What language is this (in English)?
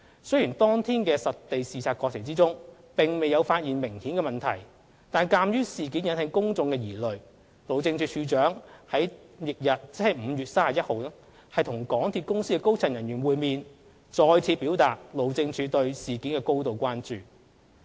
Cantonese